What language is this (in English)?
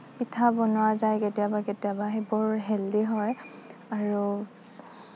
Assamese